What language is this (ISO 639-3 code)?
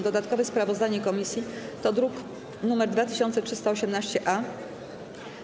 pol